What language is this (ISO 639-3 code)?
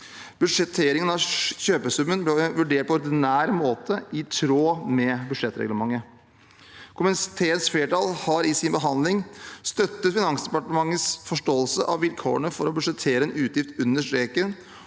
nor